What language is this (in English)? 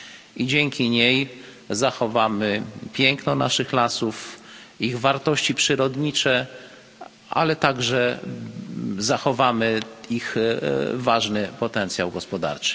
Polish